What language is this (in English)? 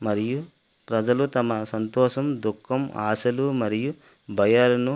Telugu